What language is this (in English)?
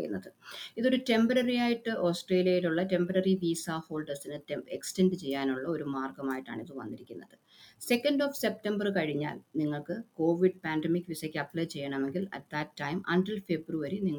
Malayalam